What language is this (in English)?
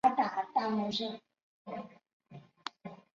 Chinese